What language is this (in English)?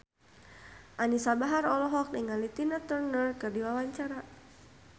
Sundanese